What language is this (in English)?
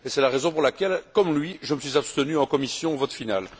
French